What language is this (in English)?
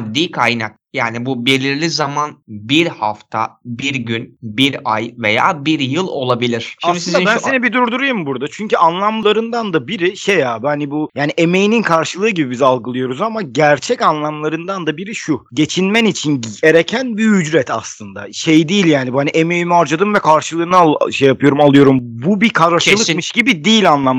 Turkish